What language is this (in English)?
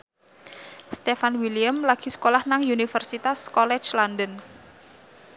Javanese